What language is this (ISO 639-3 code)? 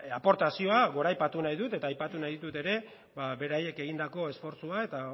eus